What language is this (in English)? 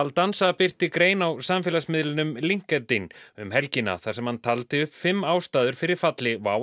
Icelandic